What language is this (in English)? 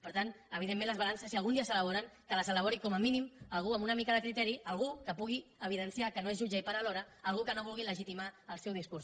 Catalan